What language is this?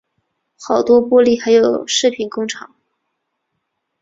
Chinese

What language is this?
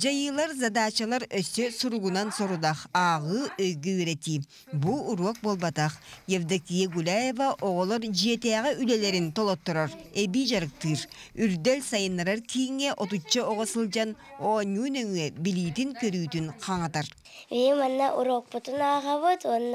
Turkish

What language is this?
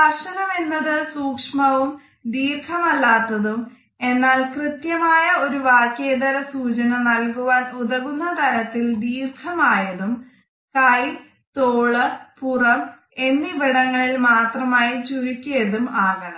Malayalam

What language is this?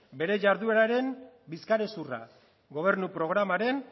Basque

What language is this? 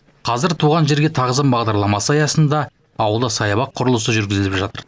Kazakh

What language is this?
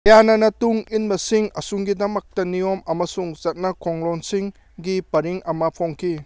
Manipuri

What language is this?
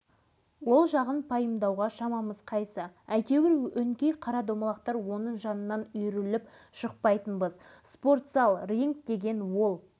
Kazakh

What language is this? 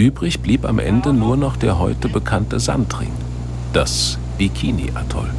German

